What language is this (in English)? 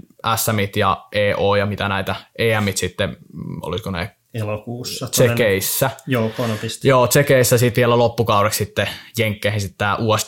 Finnish